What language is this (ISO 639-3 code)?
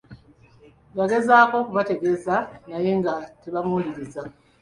lug